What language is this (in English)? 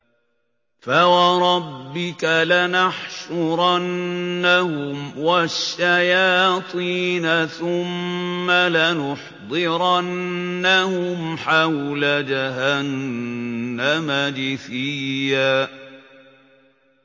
Arabic